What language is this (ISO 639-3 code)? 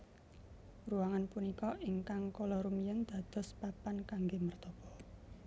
jav